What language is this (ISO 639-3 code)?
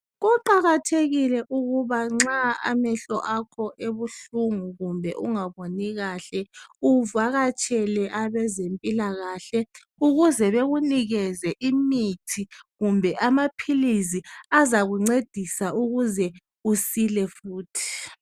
nde